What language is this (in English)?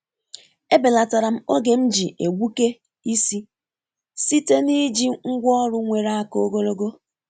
Igbo